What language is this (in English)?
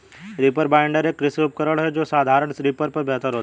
Hindi